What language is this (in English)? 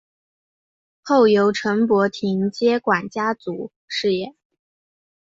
Chinese